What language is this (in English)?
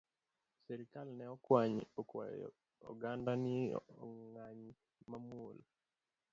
Luo (Kenya and Tanzania)